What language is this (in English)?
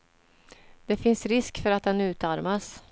Swedish